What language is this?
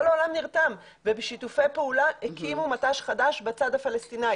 Hebrew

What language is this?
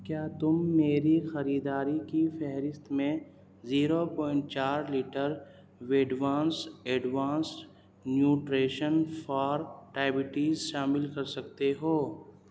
Urdu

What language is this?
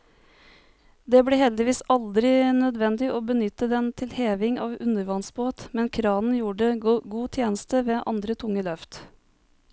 Norwegian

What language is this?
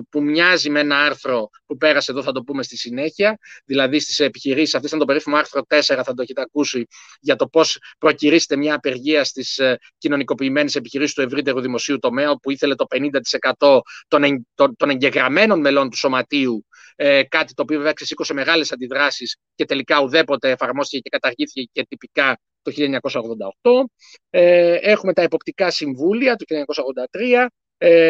Greek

